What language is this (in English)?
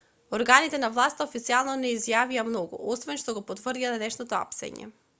Macedonian